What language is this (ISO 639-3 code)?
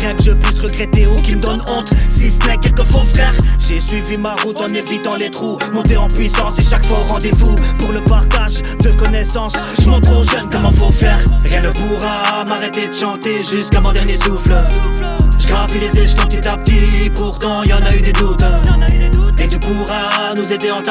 fra